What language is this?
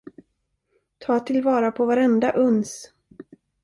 Swedish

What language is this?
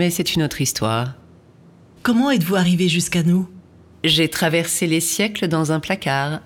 French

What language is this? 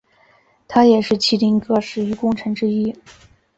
Chinese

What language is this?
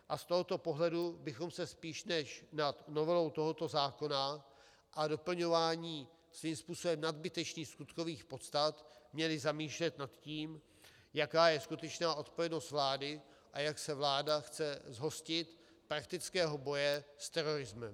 Czech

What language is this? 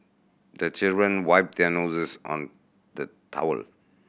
English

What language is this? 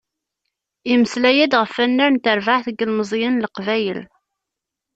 Kabyle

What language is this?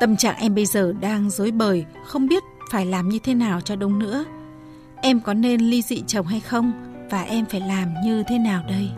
Vietnamese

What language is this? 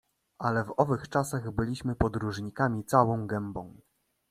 Polish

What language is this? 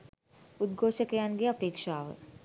Sinhala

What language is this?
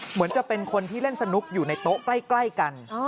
Thai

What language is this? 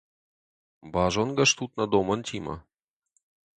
Ossetic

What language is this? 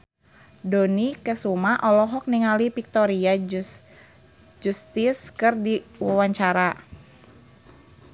Sundanese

